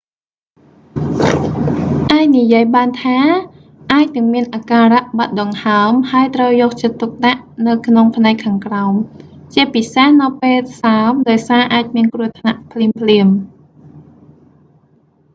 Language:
Khmer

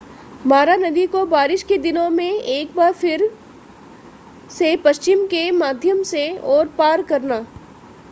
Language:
Hindi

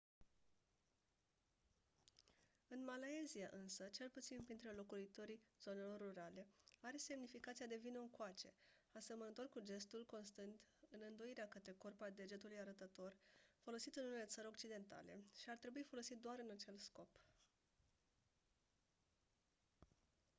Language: Romanian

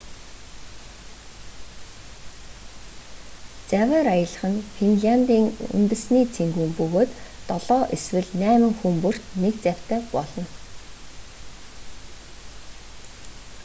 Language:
Mongolian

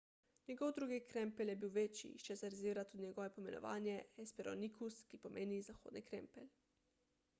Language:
Slovenian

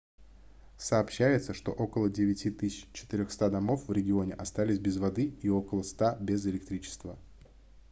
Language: Russian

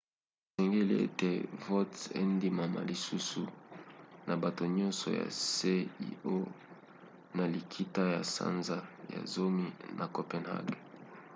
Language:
Lingala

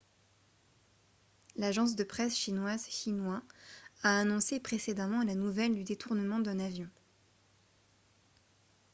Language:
French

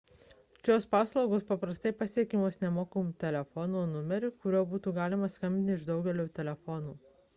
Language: Lithuanian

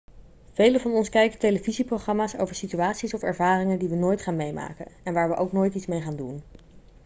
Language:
Dutch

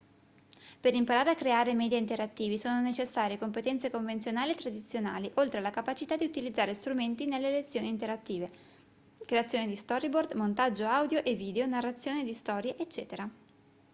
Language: Italian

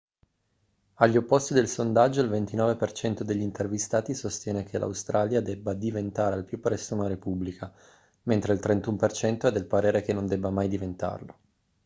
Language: Italian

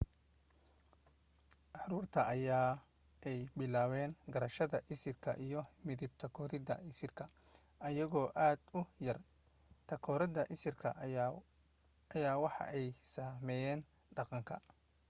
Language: Somali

